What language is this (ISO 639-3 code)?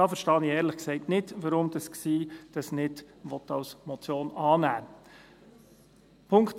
gsw